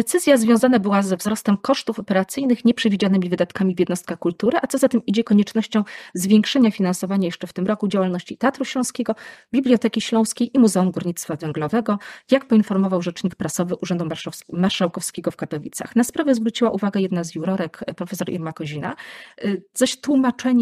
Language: Polish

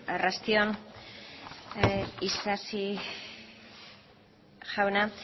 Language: Basque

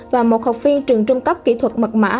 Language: Vietnamese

